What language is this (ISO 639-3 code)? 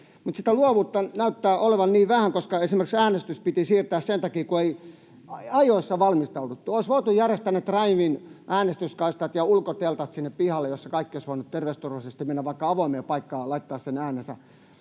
fin